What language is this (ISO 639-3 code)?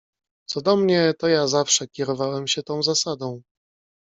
pol